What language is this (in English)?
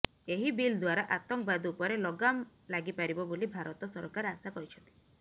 Odia